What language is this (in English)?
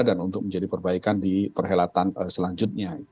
Indonesian